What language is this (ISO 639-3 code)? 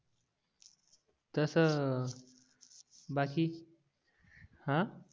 mar